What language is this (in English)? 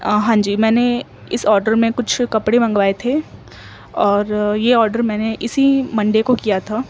Urdu